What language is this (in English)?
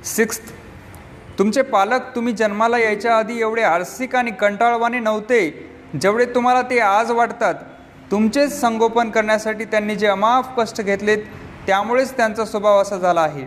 Marathi